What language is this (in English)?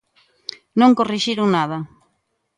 Galician